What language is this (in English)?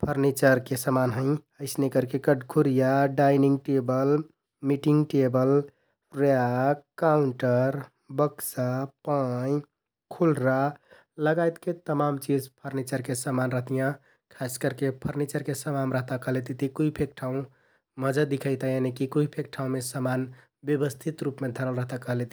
Kathoriya Tharu